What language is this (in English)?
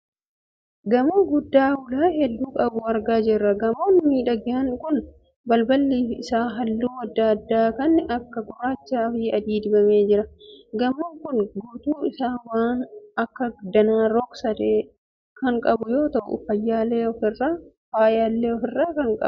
Oromo